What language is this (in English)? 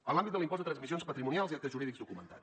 Catalan